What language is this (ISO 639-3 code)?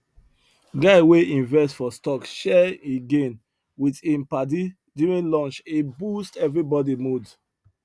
pcm